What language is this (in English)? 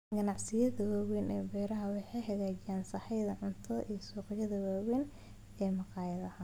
Somali